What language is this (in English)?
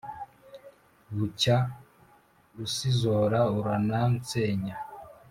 Kinyarwanda